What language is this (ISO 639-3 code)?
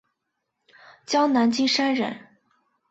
zho